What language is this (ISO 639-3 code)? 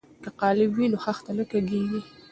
pus